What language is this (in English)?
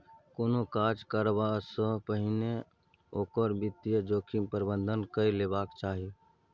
Maithili